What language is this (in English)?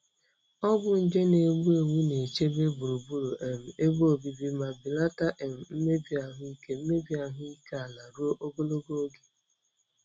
Igbo